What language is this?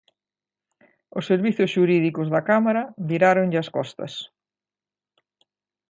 Galician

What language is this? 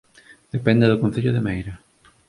Galician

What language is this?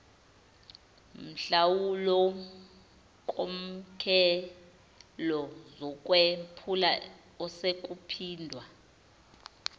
Zulu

